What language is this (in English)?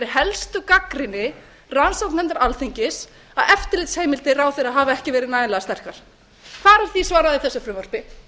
Icelandic